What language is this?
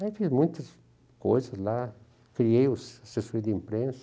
Portuguese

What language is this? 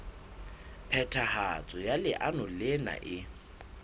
Southern Sotho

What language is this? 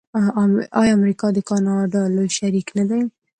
Pashto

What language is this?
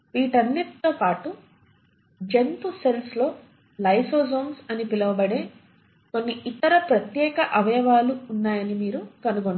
Telugu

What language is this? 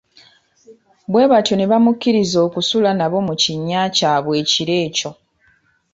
Ganda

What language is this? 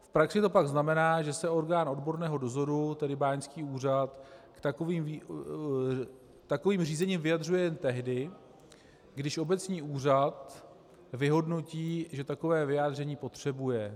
Czech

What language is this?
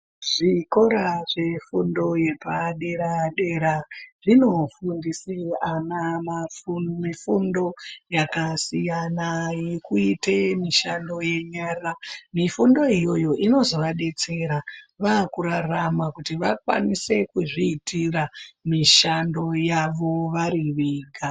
Ndau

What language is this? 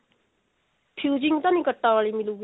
Punjabi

